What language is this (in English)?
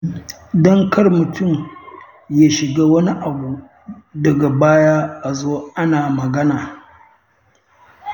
Hausa